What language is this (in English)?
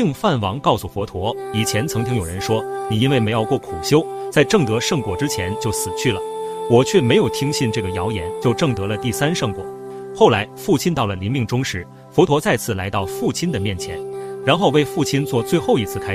Chinese